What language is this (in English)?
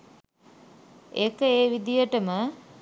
Sinhala